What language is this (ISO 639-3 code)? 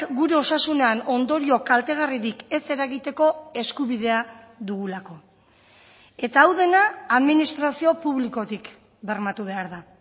eus